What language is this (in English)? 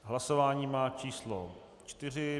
Czech